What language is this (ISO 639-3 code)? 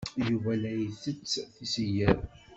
kab